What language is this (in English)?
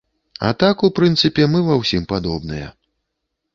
Belarusian